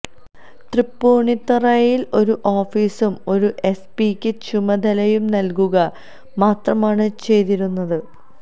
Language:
Malayalam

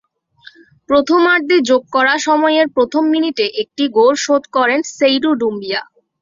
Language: Bangla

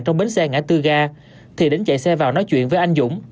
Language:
Vietnamese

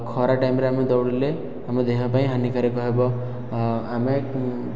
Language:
Odia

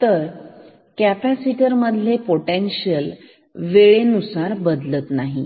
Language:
Marathi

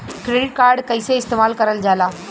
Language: Bhojpuri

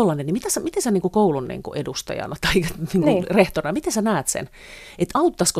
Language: Finnish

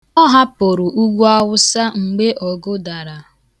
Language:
Igbo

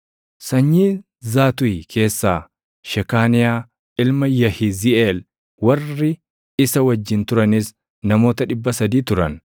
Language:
Oromo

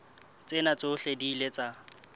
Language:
Southern Sotho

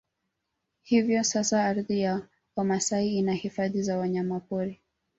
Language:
Swahili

